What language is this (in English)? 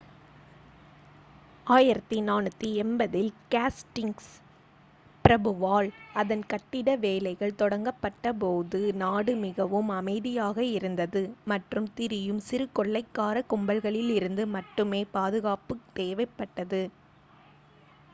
Tamil